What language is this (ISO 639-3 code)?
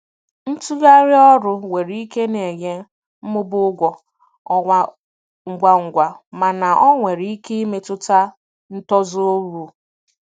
ibo